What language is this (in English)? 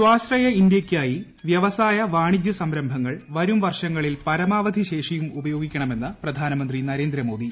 Malayalam